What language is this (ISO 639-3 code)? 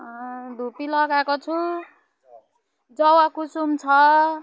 nep